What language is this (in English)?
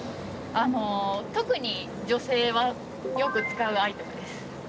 Japanese